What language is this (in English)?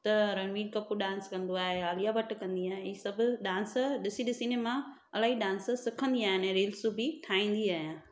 Sindhi